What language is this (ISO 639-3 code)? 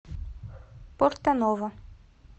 rus